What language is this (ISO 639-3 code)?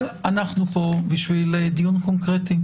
heb